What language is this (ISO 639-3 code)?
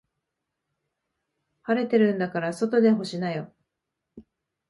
jpn